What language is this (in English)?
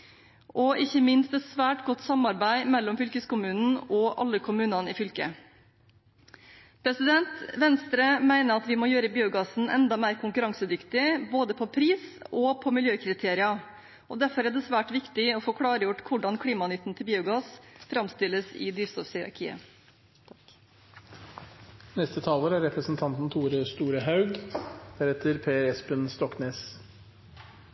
Norwegian